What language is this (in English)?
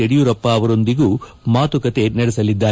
Kannada